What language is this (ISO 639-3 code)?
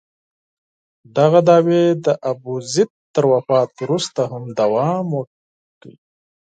pus